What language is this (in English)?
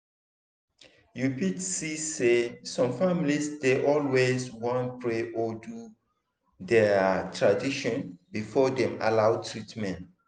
Nigerian Pidgin